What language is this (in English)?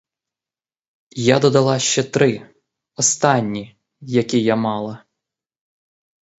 Ukrainian